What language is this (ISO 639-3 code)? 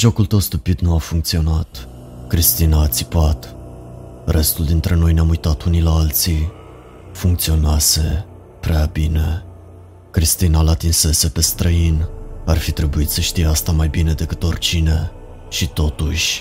ron